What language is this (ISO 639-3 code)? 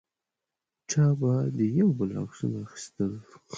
pus